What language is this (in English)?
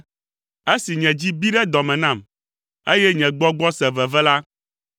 Ewe